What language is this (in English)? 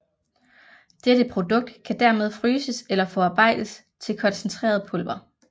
Danish